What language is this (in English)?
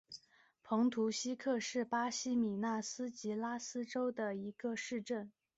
Chinese